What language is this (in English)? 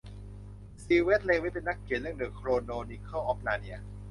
Thai